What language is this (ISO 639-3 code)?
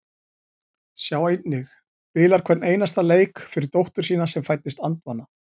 isl